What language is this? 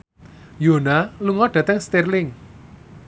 Javanese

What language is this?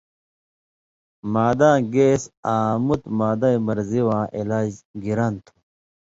Indus Kohistani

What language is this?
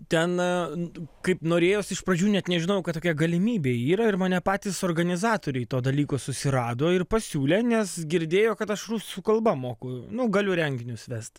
Lithuanian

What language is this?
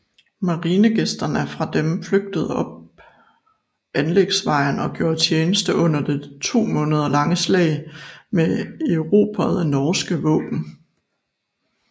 Danish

